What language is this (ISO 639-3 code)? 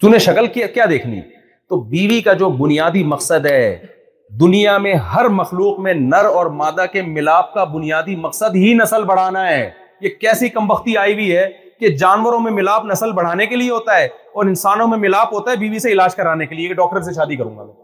urd